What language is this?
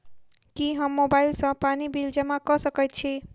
Maithili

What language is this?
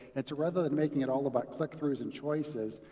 English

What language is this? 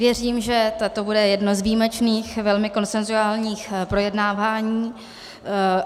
Czech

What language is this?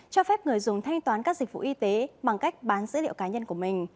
Vietnamese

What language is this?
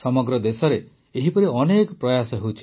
Odia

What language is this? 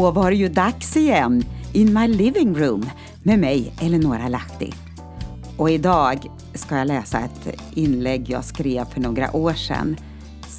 Swedish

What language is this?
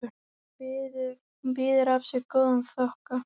Icelandic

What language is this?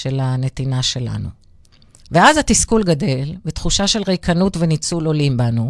Hebrew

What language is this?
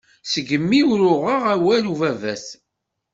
Kabyle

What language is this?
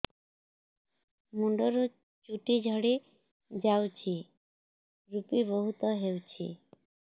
Odia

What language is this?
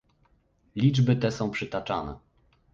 Polish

